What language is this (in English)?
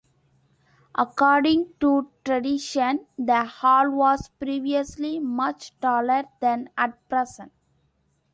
English